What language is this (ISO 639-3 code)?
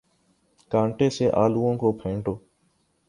urd